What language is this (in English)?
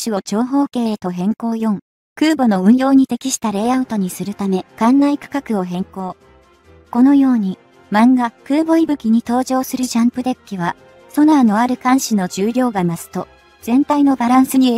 Japanese